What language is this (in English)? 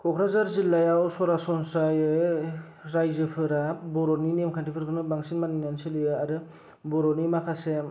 Bodo